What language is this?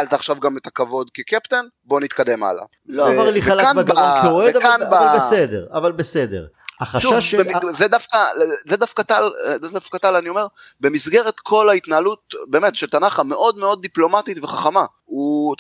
Hebrew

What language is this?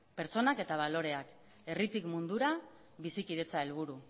Basque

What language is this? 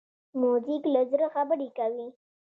Pashto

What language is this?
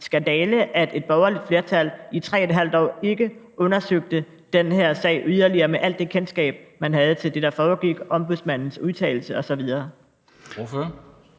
Danish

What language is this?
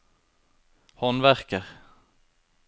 Norwegian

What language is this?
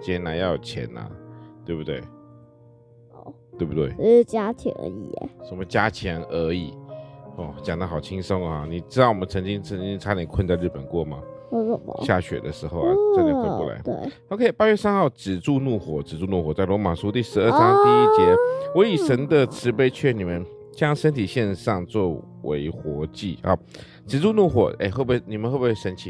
Chinese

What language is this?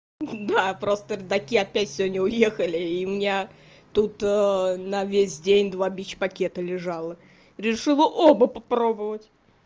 Russian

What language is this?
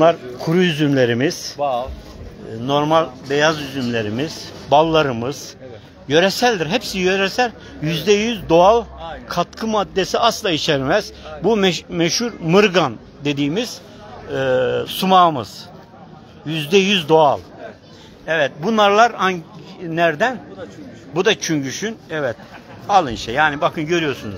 Turkish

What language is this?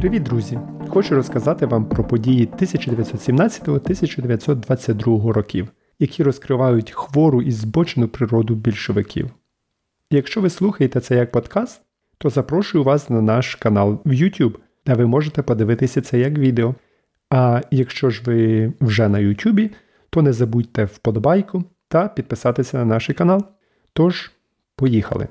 Ukrainian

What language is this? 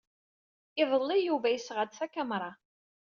Kabyle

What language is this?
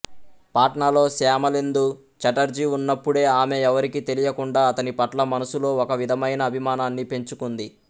Telugu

